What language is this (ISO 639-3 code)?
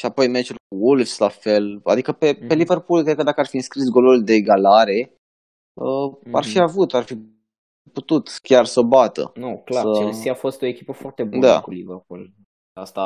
ron